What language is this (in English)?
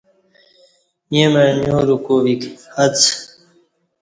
Kati